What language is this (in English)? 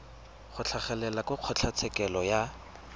Tswana